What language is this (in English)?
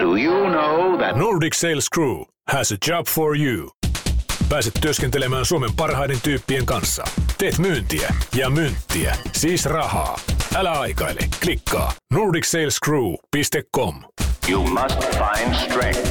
Finnish